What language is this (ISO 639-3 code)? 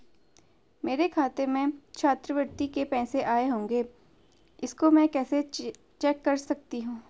hin